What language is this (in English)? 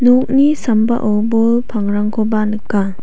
Garo